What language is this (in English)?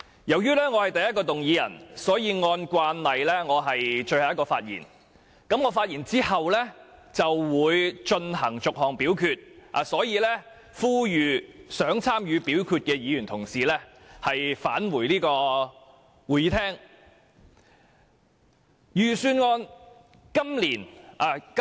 Cantonese